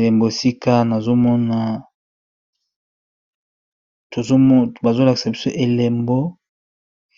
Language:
Lingala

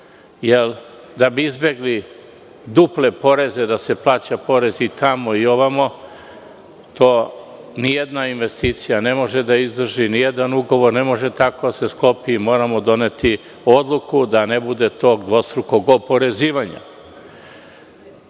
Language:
Serbian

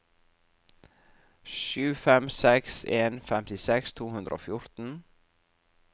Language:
Norwegian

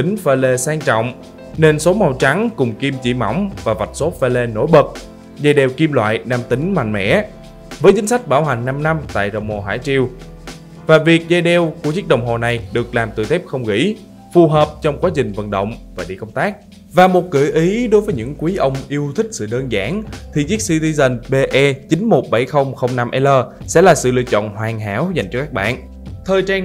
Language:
Vietnamese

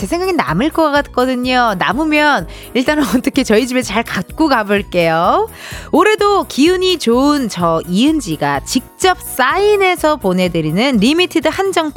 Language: Korean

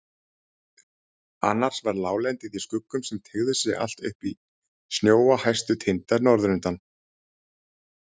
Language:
Icelandic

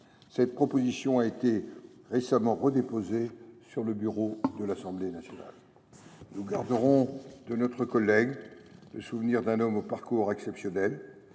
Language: French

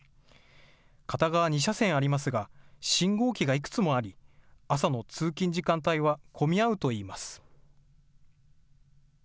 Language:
Japanese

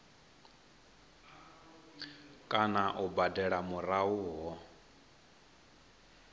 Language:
Venda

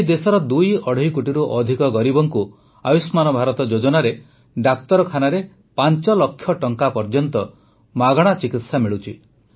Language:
Odia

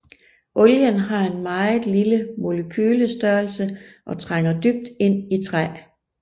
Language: Danish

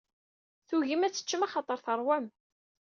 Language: Kabyle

